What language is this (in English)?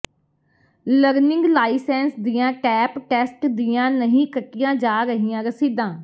Punjabi